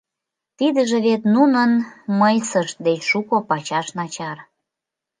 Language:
Mari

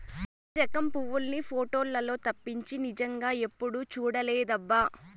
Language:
Telugu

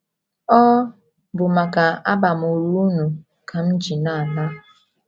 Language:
Igbo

